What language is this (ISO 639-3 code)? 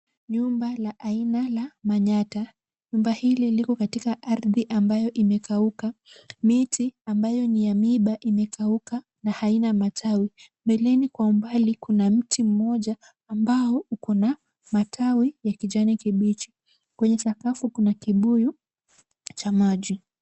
swa